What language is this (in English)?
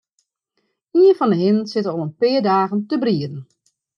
Western Frisian